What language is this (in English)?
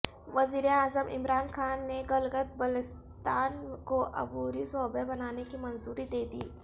Urdu